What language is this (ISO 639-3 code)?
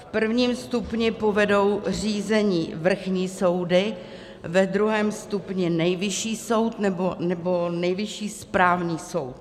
ces